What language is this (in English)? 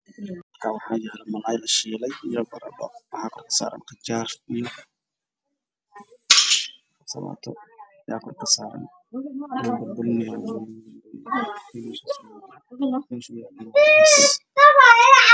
Somali